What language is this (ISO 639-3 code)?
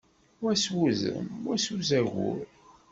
kab